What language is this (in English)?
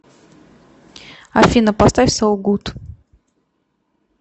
Russian